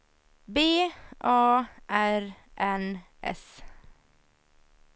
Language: Swedish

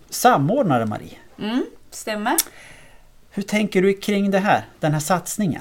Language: Swedish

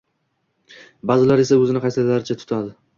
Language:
Uzbek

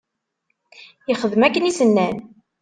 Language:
Kabyle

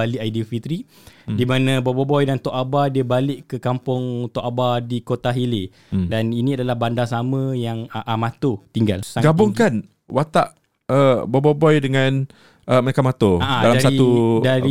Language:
Malay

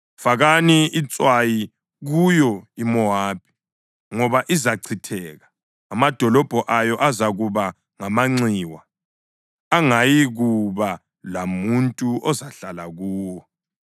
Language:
North Ndebele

